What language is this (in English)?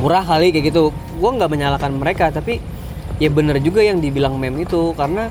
Indonesian